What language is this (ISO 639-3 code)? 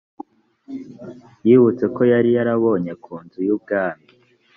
kin